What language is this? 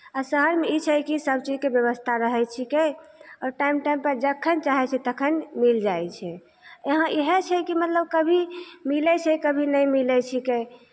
Maithili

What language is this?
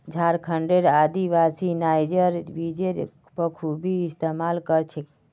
Magahi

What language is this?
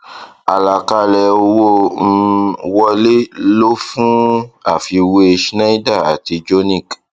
Yoruba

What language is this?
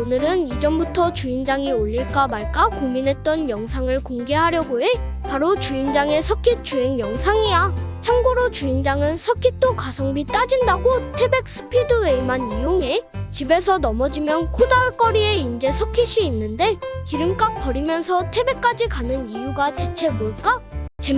Korean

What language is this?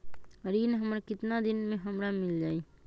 Magahi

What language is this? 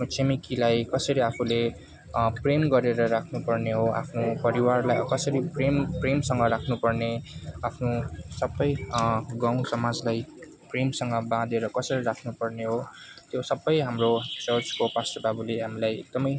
Nepali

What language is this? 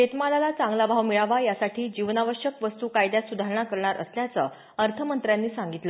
Marathi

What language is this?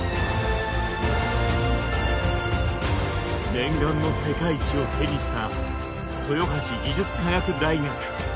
Japanese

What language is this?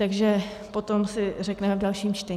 Czech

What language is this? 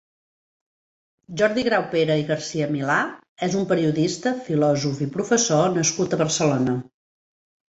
Catalan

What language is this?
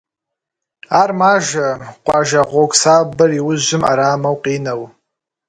Kabardian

